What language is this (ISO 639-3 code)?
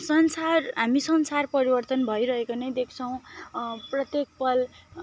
nep